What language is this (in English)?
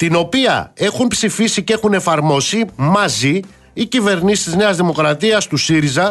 Greek